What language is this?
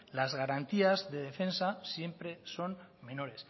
Spanish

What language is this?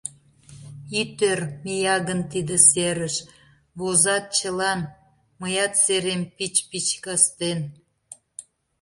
Mari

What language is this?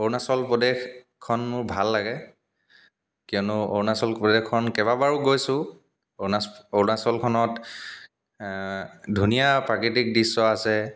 Assamese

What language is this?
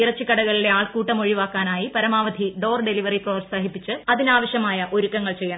Malayalam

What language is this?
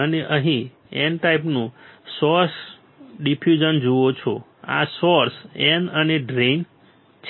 Gujarati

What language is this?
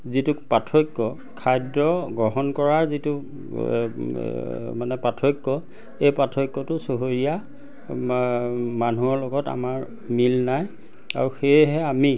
Assamese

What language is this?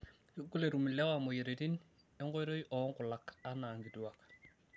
Masai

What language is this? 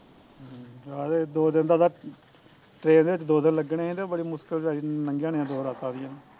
Punjabi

